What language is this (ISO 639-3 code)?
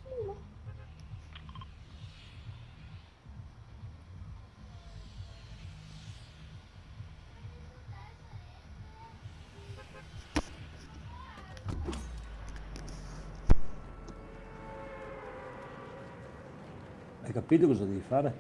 ita